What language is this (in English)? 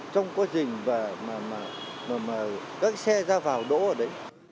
Vietnamese